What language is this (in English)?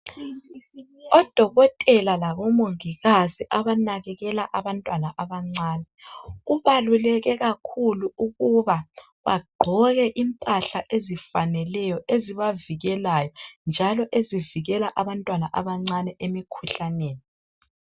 North Ndebele